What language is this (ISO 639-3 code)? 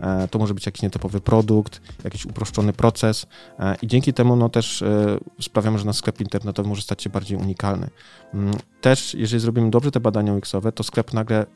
pol